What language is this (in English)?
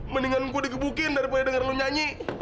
Indonesian